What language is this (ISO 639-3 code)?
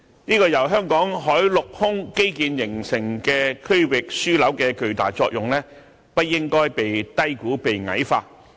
yue